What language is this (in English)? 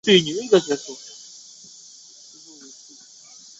Chinese